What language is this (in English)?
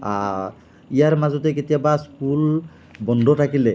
Assamese